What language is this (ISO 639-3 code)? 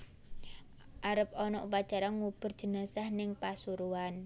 jav